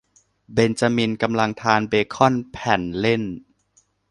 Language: Thai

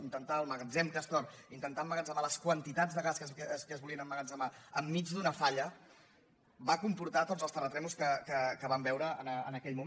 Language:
Catalan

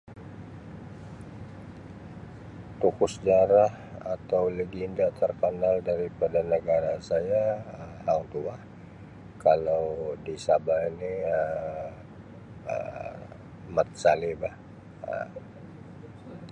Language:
Sabah Malay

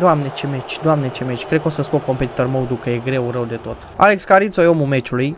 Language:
Romanian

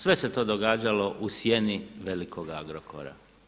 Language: Croatian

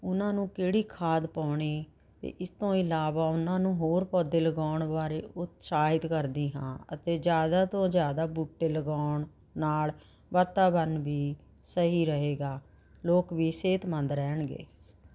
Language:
Punjabi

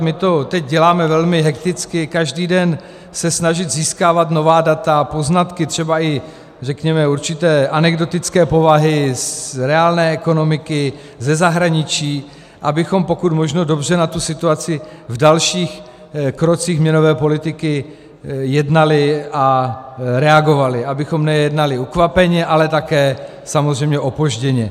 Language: Czech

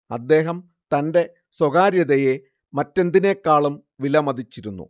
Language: Malayalam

